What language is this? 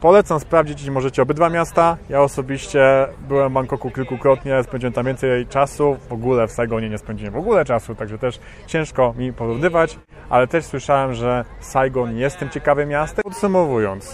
Polish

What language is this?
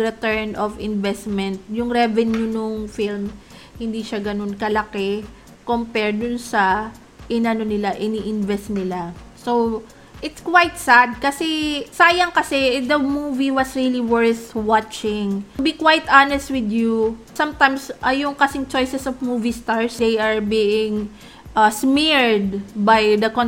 Filipino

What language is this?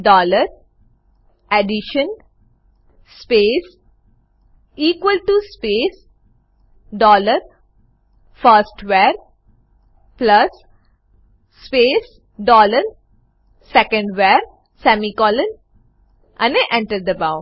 Gujarati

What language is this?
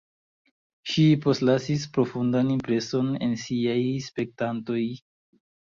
Esperanto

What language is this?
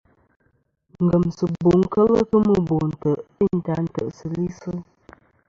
Kom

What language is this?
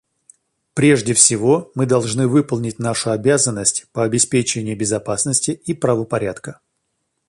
Russian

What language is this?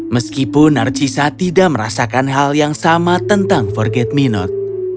Indonesian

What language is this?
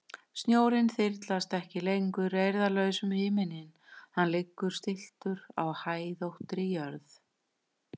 Icelandic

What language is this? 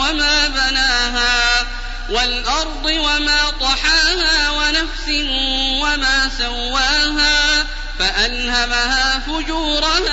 Arabic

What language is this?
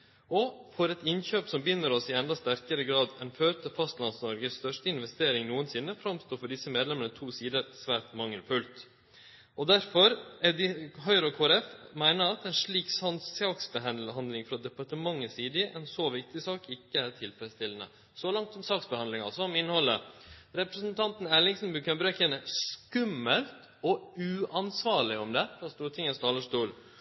Norwegian Nynorsk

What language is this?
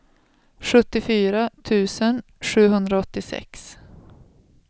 Swedish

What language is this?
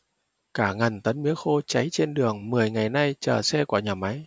Vietnamese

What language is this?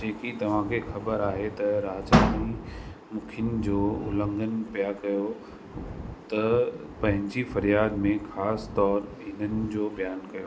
Sindhi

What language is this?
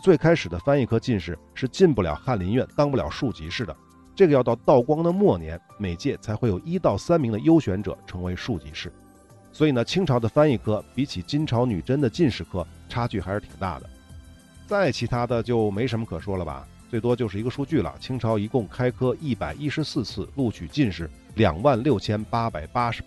Chinese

